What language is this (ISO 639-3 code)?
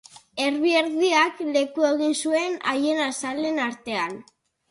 eus